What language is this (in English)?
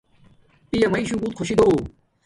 Domaaki